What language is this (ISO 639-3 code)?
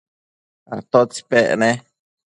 mcf